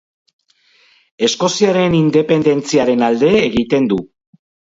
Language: Basque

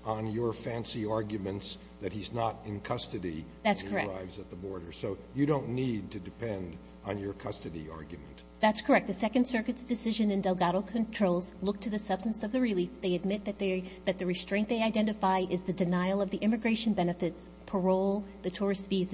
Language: English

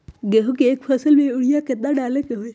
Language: Magahi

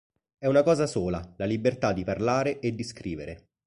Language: Italian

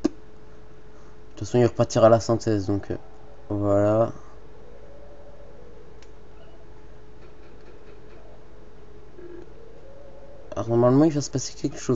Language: French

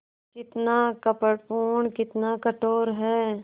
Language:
Hindi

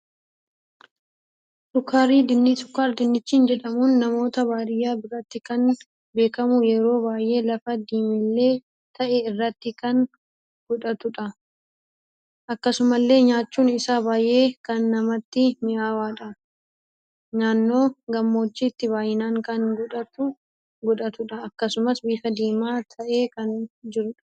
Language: Oromo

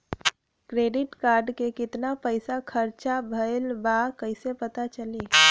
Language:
Bhojpuri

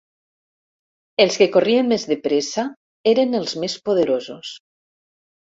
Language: Catalan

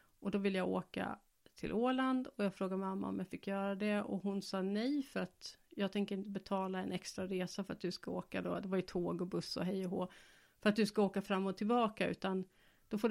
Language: Swedish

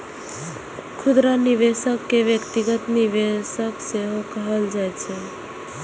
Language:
Maithili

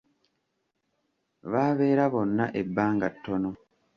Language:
Ganda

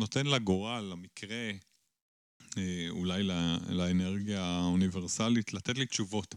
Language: Hebrew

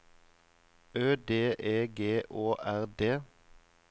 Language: Norwegian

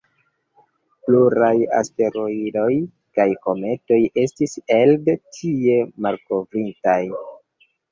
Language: Esperanto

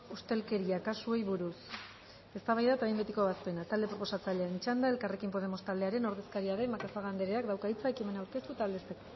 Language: Basque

